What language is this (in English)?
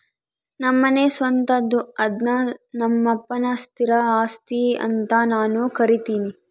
Kannada